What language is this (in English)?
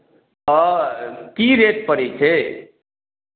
Maithili